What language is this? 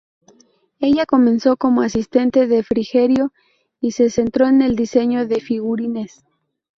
Spanish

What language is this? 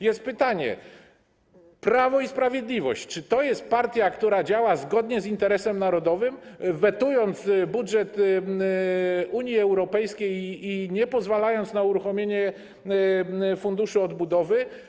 Polish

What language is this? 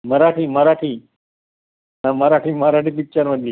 Marathi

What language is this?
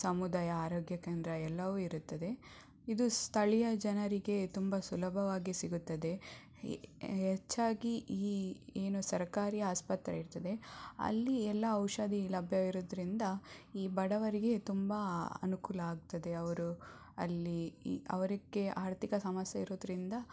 Kannada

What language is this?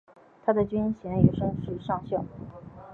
Chinese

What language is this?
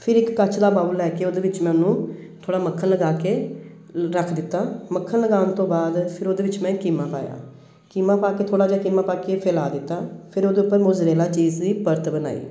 Punjabi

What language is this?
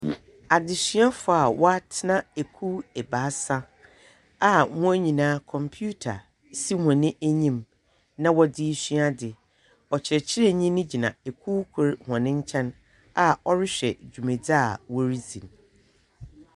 Akan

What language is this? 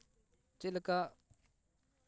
Santali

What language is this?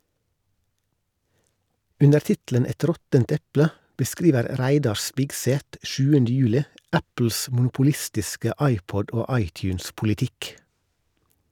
Norwegian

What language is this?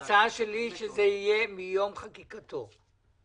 Hebrew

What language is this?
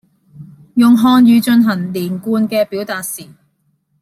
Cantonese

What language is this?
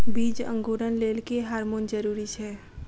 Maithili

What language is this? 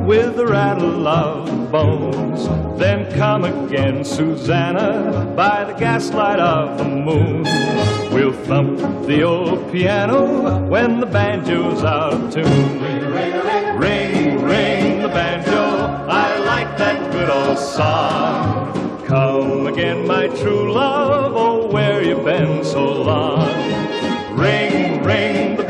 English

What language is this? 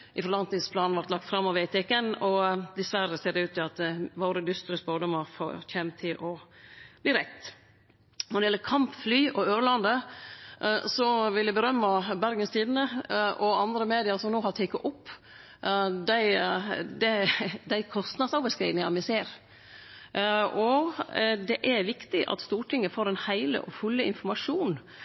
Norwegian Nynorsk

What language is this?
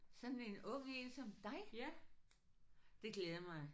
Danish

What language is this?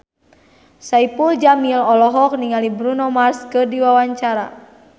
Sundanese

